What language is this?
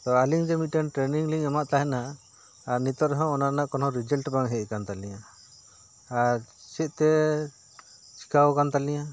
Santali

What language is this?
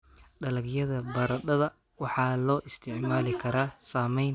Somali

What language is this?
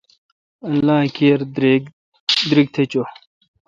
Kalkoti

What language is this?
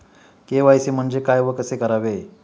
Marathi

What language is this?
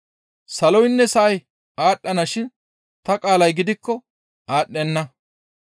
Gamo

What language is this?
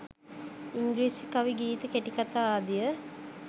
Sinhala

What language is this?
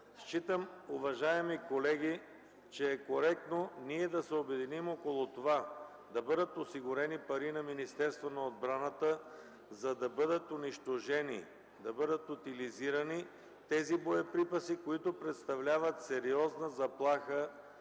Bulgarian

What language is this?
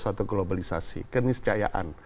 Indonesian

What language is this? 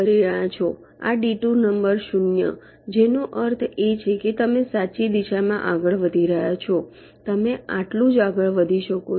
Gujarati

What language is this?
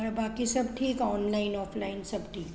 Sindhi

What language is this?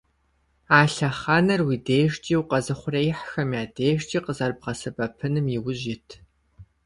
Kabardian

